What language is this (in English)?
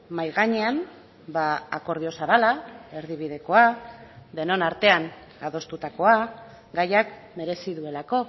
Basque